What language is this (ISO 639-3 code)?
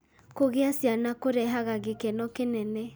kik